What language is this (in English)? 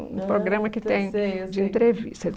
Portuguese